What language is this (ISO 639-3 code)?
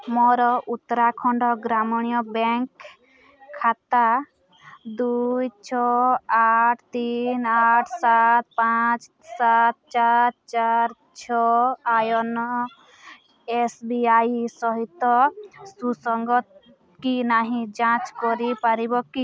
ori